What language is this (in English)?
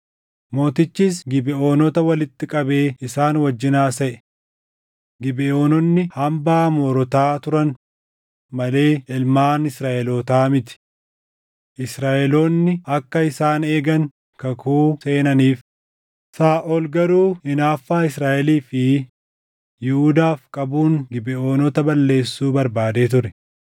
Oromo